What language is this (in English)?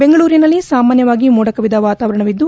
Kannada